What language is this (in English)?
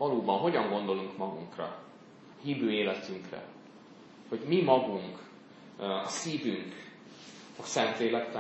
Hungarian